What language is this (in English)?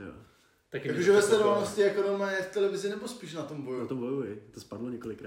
Czech